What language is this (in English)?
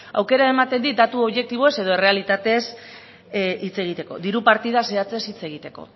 Basque